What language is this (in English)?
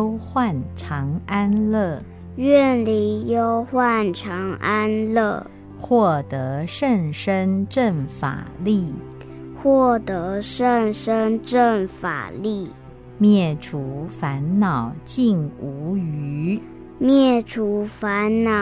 Chinese